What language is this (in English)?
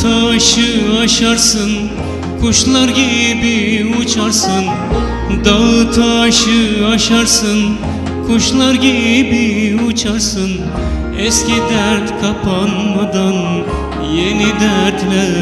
Turkish